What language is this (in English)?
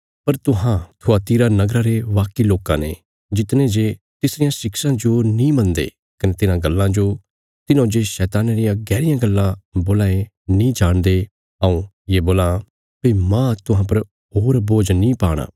Bilaspuri